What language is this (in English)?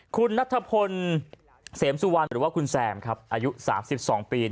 Thai